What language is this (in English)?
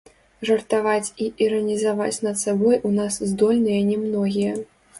Belarusian